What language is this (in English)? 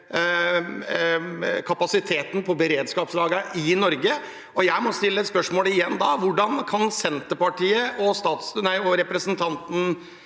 Norwegian